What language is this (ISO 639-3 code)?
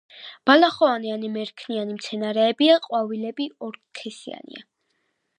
kat